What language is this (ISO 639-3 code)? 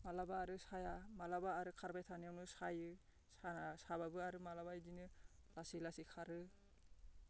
brx